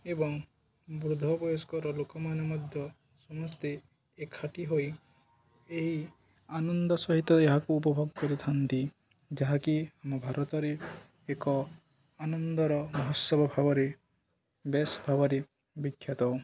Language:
Odia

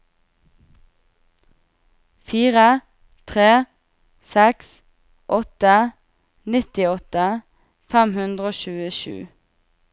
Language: Norwegian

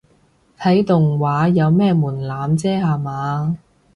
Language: Cantonese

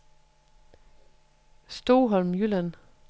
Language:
Danish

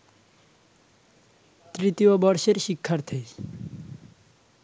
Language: Bangla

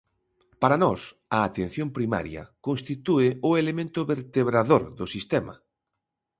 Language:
Galician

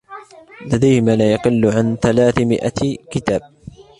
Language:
Arabic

